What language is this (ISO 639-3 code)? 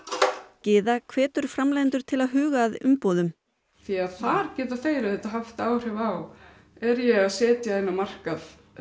isl